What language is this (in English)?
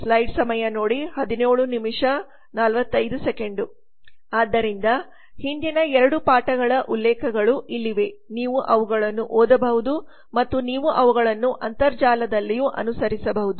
Kannada